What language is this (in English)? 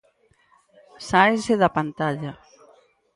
Galician